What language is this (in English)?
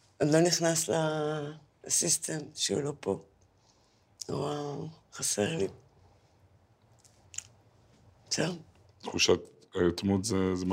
Hebrew